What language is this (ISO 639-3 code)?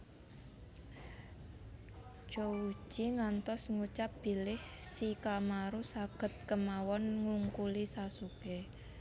jav